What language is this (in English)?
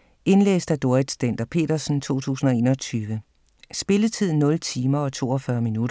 Danish